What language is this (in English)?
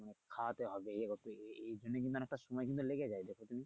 Bangla